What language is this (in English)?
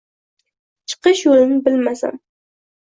Uzbek